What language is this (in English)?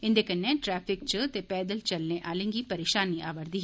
Dogri